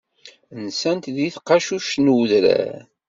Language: Kabyle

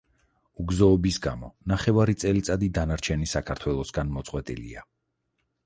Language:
Georgian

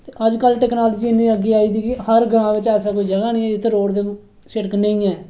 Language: Dogri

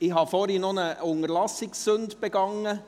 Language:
Swiss German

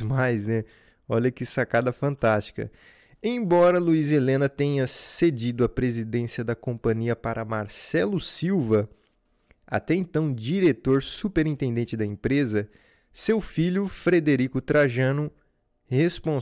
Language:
Portuguese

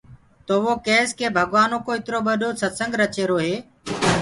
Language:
Gurgula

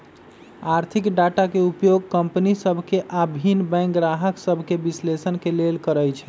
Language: Magahi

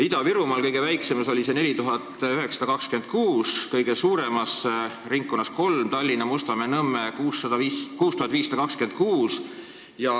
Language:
Estonian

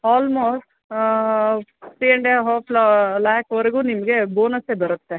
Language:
Kannada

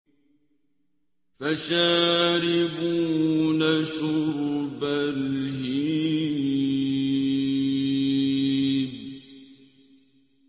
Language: Arabic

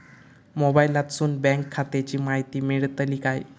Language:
Marathi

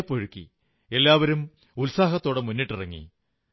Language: Malayalam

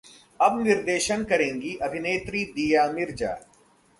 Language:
Hindi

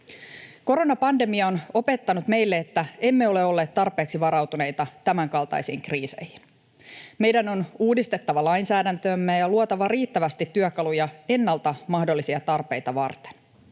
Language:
Finnish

